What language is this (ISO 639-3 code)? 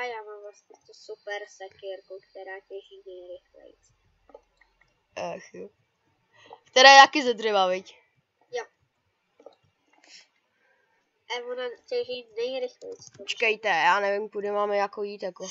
ces